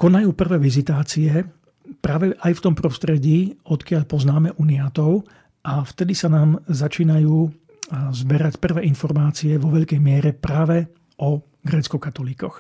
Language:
Slovak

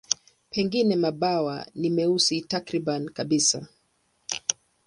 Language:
Swahili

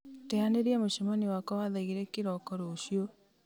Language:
Kikuyu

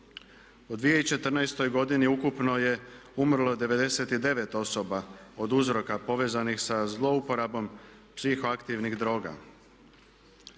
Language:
Croatian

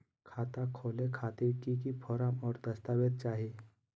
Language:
Magahi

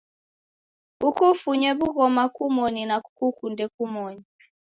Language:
Taita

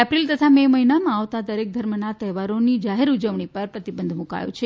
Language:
Gujarati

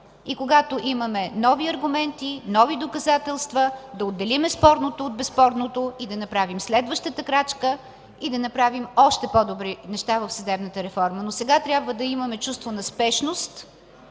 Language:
Bulgarian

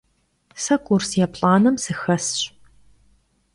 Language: Kabardian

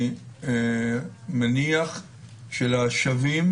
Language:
Hebrew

